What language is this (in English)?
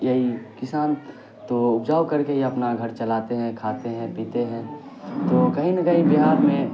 Urdu